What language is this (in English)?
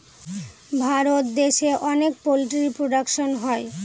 Bangla